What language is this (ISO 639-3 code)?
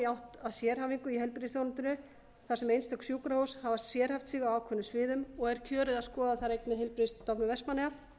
isl